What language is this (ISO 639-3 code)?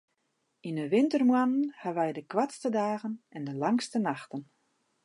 fry